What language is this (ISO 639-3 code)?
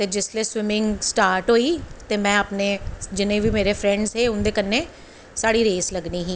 doi